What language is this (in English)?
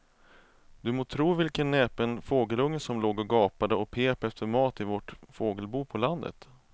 Swedish